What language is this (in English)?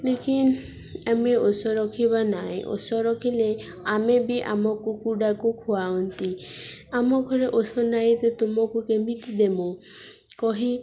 Odia